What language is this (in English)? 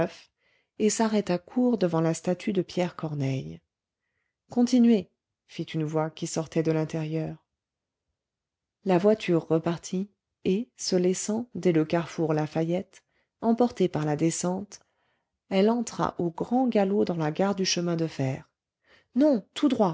French